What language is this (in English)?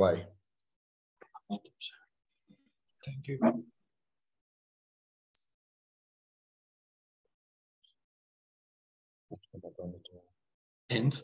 English